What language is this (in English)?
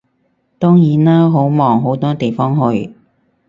Cantonese